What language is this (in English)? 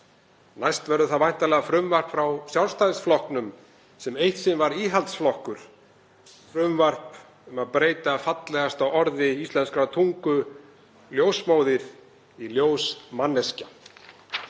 Icelandic